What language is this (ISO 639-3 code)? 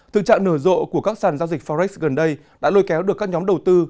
vie